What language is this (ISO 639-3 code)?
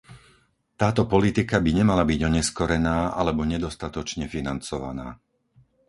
slk